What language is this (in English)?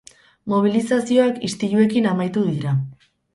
Basque